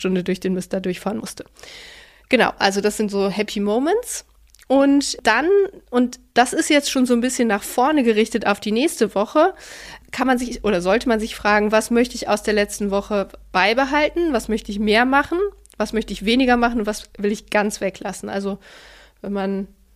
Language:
German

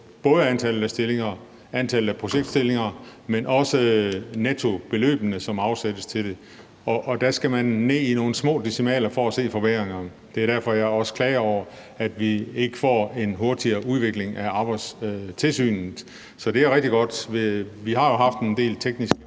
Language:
Danish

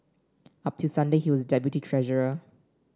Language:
English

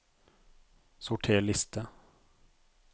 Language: Norwegian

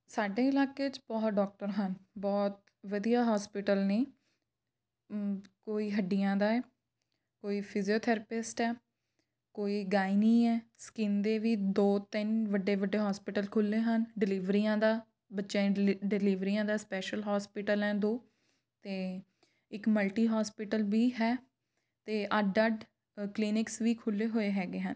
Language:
Punjabi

